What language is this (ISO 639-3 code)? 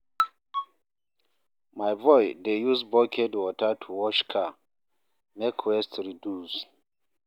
pcm